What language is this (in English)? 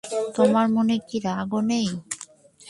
Bangla